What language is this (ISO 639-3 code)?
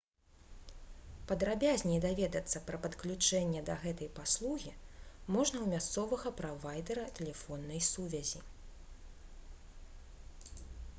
bel